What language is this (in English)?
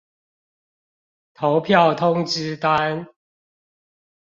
Chinese